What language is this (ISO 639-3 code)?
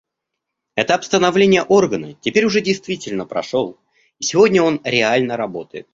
rus